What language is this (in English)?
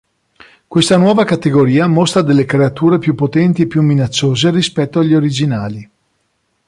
Italian